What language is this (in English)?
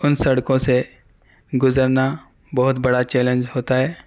Urdu